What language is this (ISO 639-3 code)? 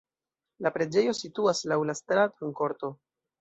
epo